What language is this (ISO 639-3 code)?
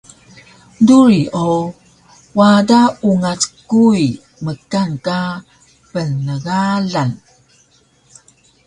trv